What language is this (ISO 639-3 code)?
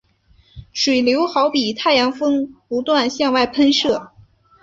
zho